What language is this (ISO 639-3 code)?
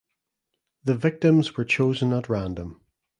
eng